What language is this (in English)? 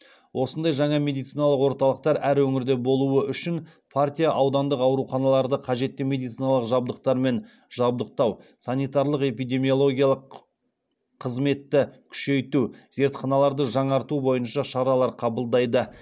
Kazakh